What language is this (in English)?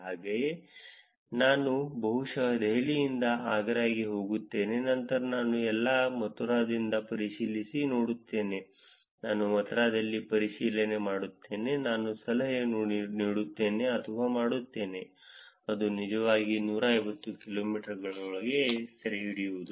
Kannada